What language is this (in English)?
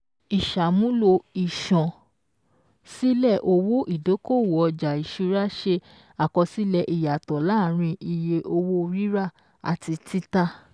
Yoruba